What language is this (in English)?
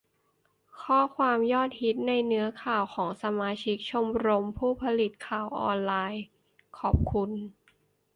Thai